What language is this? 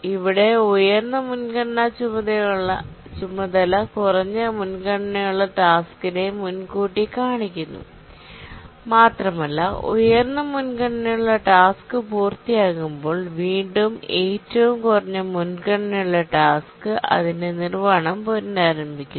Malayalam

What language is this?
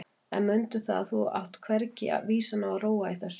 Icelandic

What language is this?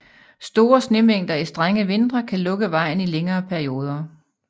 Danish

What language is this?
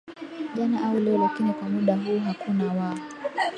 Swahili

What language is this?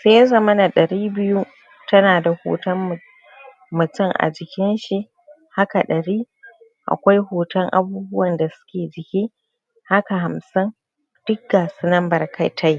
Hausa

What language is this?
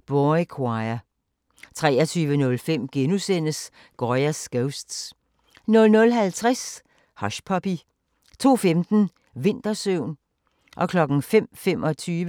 Danish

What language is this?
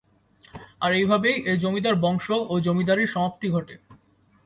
Bangla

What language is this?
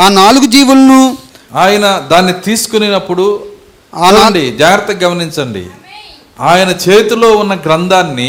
Telugu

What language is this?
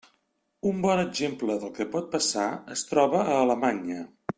Catalan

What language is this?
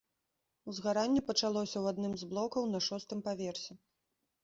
Belarusian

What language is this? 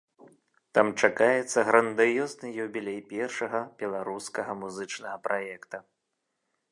Belarusian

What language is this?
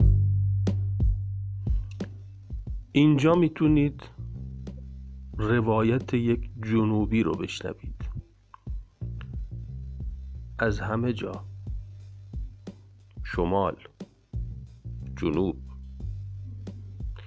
Persian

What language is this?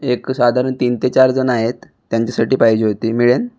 Marathi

